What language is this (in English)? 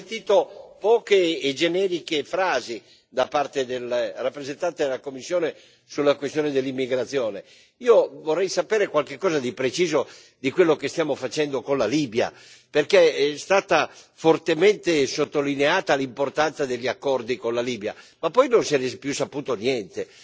Italian